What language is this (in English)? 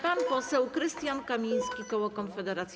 Polish